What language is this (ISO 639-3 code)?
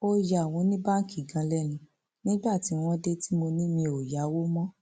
yor